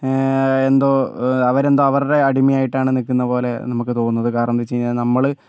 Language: Malayalam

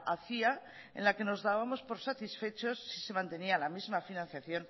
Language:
Spanish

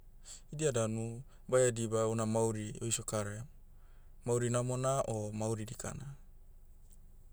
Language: Motu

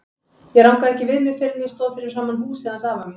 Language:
Icelandic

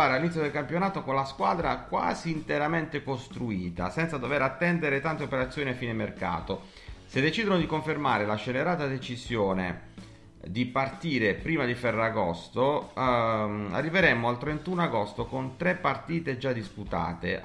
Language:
Italian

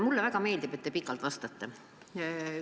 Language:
Estonian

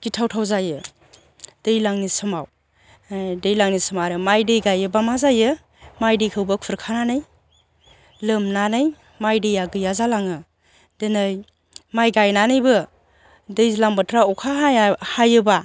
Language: Bodo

